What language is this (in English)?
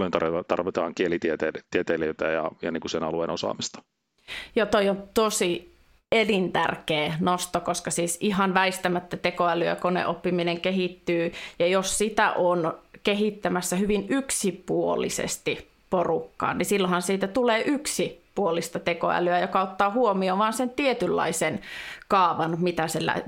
Finnish